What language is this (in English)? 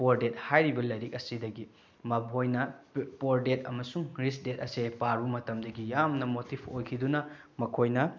Manipuri